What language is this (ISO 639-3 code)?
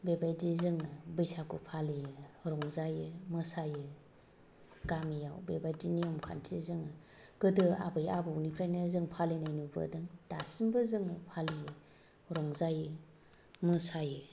brx